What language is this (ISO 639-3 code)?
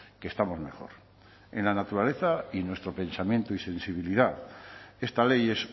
spa